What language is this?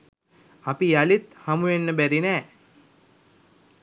Sinhala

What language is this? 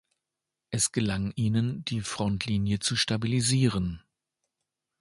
German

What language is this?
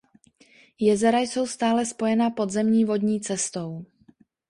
Czech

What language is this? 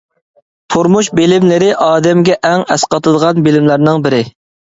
Uyghur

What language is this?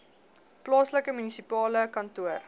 Afrikaans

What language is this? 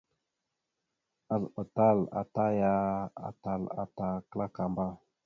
Mada (Cameroon)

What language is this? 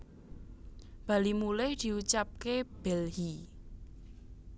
Javanese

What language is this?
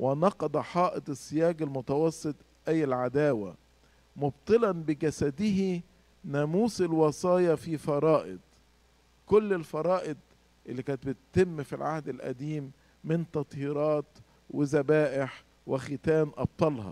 Arabic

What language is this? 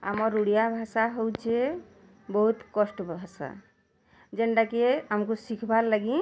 Odia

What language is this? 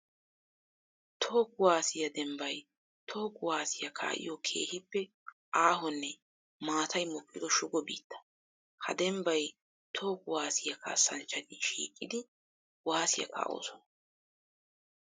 Wolaytta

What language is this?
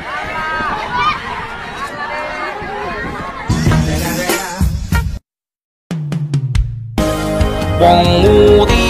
Thai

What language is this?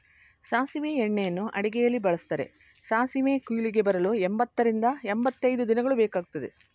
Kannada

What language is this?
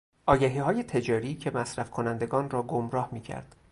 Persian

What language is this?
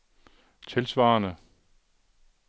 Danish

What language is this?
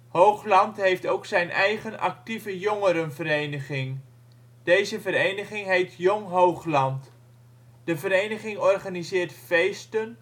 Dutch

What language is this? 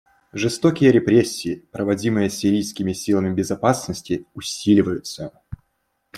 Russian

